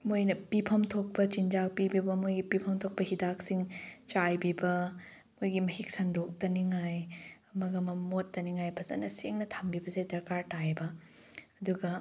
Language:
Manipuri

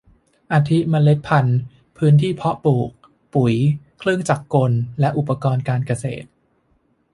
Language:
Thai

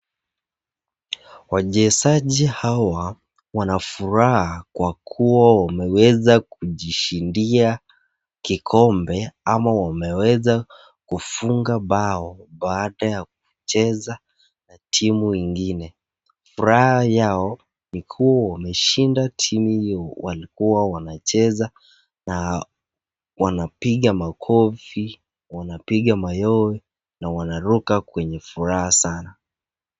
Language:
Swahili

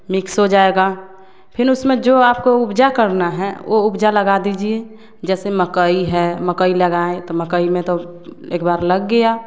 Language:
Hindi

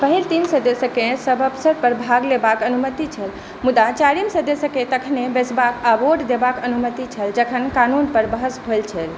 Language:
Maithili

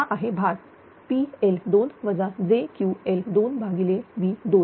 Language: Marathi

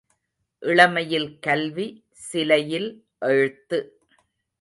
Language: Tamil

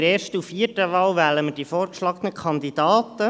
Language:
Swiss German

